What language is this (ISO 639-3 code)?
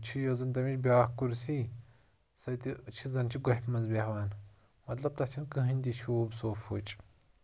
kas